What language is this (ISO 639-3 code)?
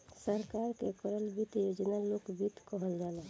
bho